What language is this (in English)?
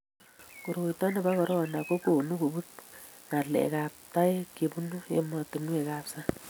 Kalenjin